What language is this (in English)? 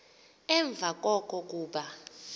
Xhosa